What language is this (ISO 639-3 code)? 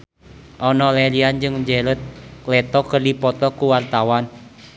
sun